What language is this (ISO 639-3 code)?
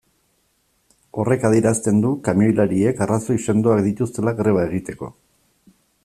eus